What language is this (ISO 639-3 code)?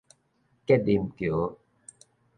nan